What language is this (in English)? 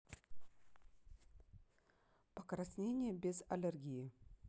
Russian